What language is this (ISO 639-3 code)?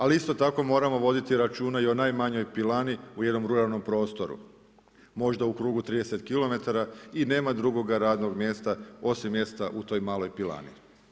hrv